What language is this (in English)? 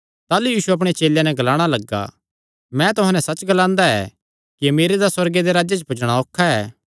Kangri